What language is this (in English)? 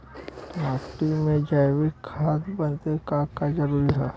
Bhojpuri